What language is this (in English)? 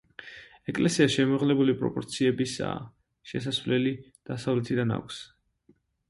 Georgian